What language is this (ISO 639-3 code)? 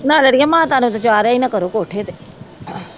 pan